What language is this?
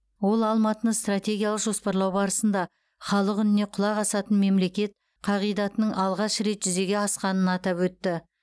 Kazakh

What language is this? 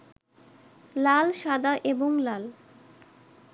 Bangla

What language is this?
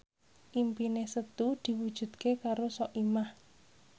Javanese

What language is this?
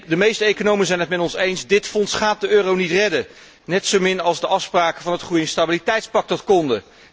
Dutch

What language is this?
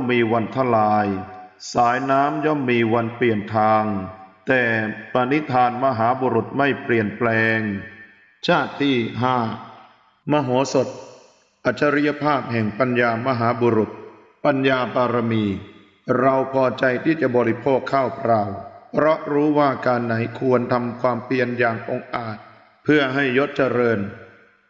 Thai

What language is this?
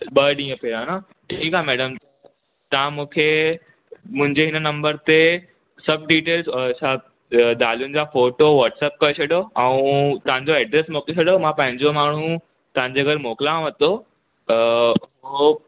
Sindhi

